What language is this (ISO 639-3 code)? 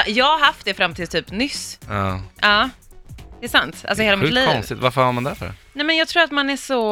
swe